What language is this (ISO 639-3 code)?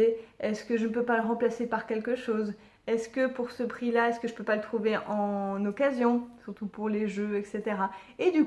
fra